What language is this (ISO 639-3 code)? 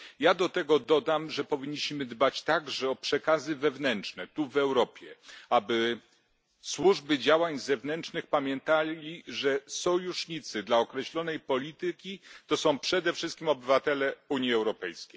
pol